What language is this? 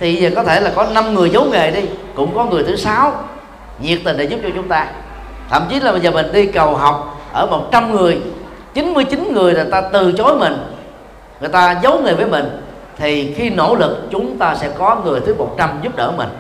Vietnamese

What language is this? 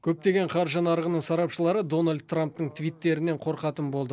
Kazakh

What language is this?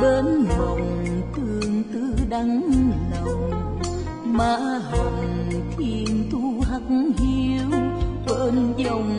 Vietnamese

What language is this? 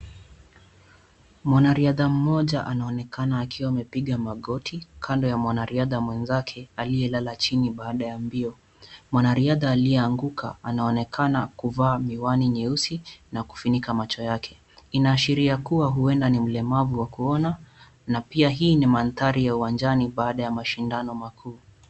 Swahili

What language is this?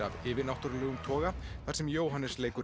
Icelandic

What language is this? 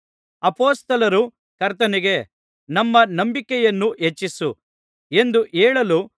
Kannada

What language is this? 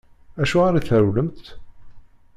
Kabyle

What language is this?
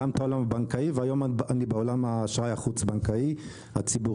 Hebrew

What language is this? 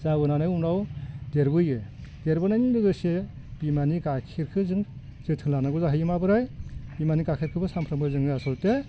Bodo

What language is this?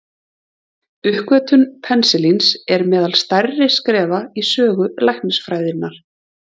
Icelandic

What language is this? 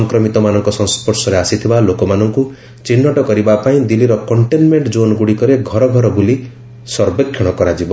Odia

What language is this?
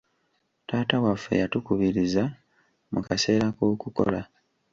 Ganda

